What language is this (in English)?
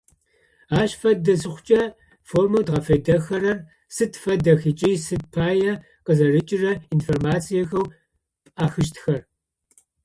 Adyghe